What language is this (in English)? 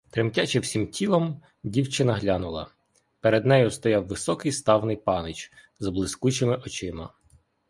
Ukrainian